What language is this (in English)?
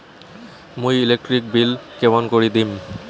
Bangla